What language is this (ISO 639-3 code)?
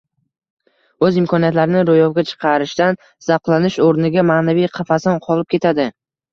uzb